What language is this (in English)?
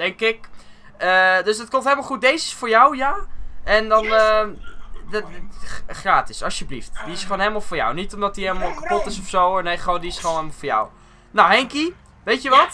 Dutch